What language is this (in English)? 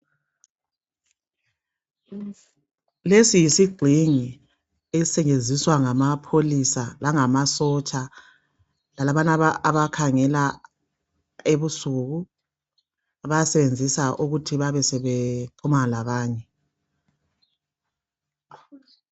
North Ndebele